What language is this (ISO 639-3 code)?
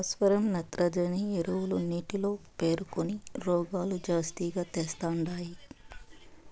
tel